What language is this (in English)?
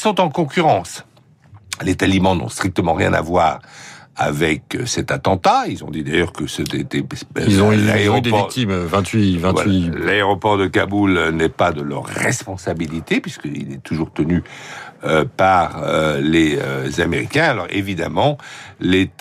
French